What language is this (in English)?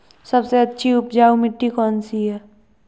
Hindi